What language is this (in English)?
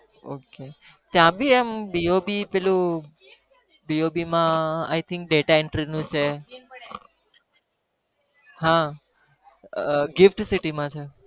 Gujarati